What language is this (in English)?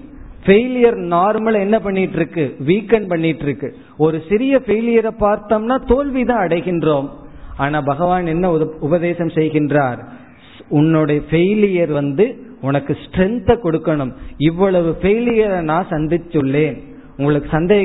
Tamil